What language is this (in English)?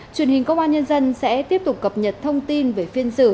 Vietnamese